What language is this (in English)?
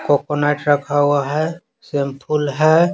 Hindi